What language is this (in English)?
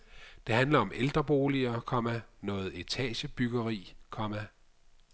Danish